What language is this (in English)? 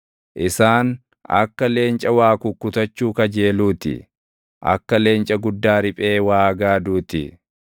Oromo